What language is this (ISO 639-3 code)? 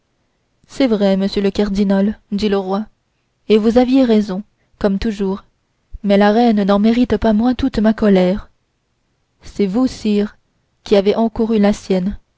fra